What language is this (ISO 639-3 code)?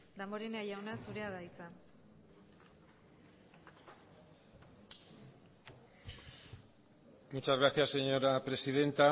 eus